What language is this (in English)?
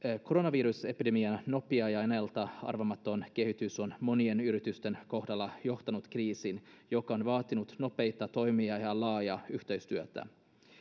Finnish